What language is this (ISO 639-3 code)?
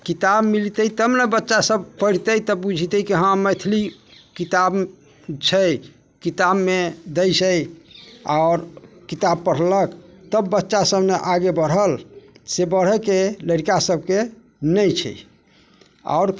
mai